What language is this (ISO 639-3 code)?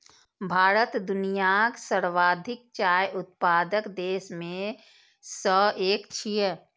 mai